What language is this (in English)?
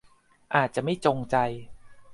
Thai